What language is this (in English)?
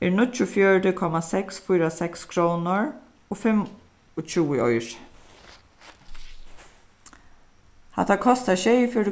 Faroese